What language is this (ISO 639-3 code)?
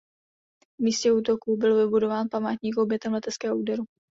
ces